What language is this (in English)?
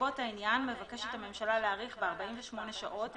Hebrew